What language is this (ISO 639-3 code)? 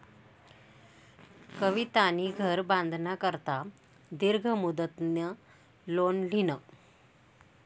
mar